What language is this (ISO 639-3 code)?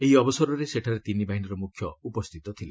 ori